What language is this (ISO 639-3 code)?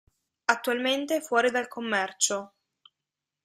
ita